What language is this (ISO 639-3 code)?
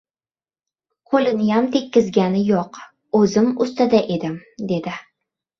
uzb